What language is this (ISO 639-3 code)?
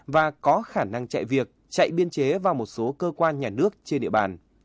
vie